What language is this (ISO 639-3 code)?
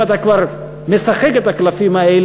heb